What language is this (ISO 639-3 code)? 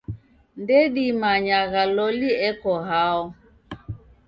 dav